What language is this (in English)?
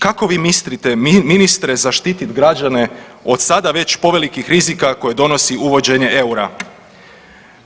Croatian